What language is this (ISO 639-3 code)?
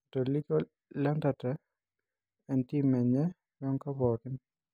mas